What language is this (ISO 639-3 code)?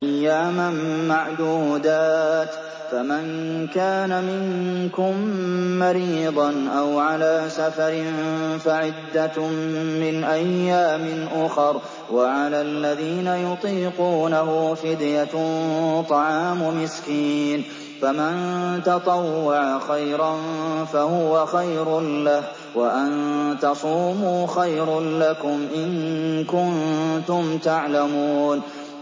ara